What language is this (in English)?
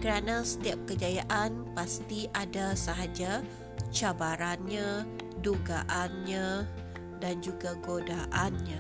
Malay